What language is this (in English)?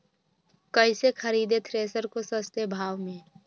Magahi